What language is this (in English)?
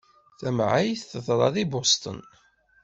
Kabyle